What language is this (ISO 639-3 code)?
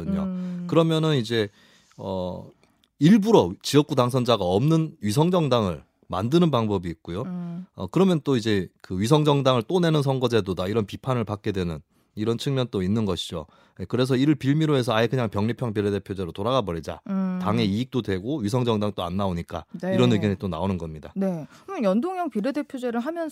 kor